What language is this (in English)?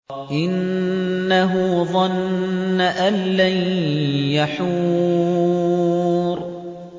Arabic